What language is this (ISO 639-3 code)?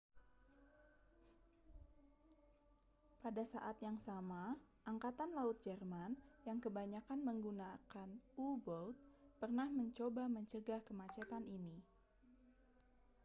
ind